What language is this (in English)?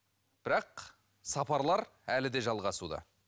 Kazakh